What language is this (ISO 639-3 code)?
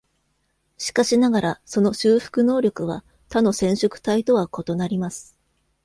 jpn